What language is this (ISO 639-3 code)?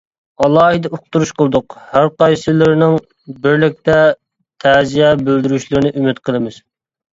uig